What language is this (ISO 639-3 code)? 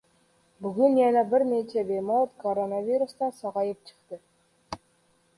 uzb